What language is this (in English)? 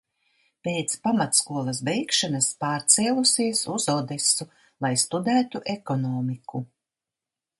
Latvian